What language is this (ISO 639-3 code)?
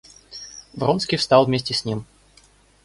rus